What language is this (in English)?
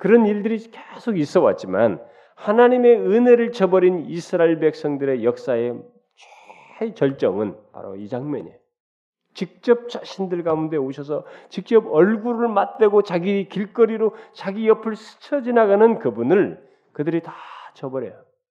Korean